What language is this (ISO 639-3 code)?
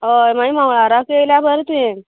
kok